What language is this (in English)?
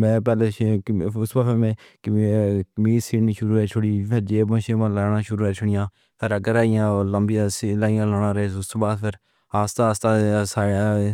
Pahari-Potwari